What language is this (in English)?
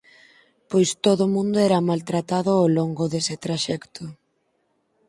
Galician